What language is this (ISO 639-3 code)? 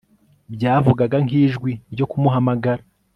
kin